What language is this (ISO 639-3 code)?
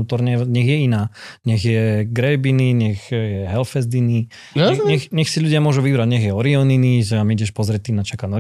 slk